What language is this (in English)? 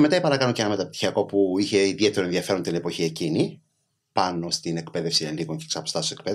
Greek